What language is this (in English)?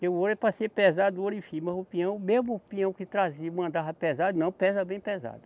Portuguese